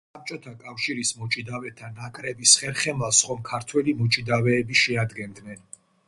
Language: Georgian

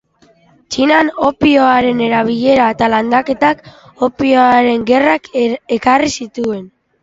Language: Basque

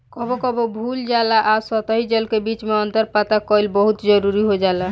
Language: Bhojpuri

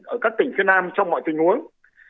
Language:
Vietnamese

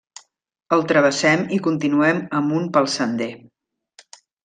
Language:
Catalan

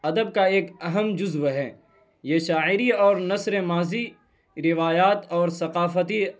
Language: Urdu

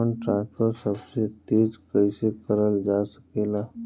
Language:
Bhojpuri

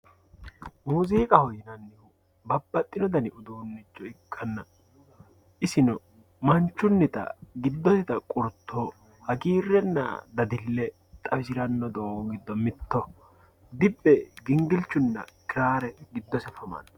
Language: Sidamo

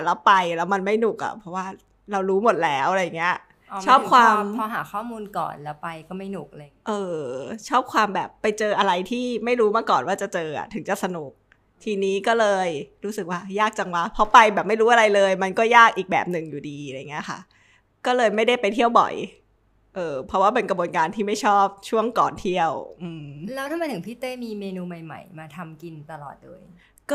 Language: Thai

